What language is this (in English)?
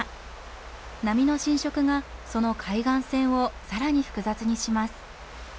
Japanese